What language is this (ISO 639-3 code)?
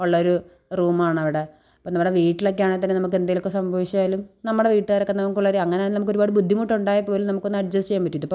mal